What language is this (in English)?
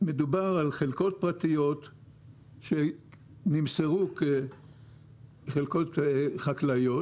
Hebrew